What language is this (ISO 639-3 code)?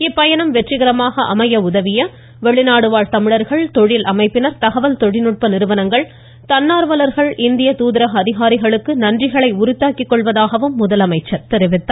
tam